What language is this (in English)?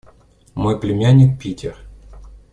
Russian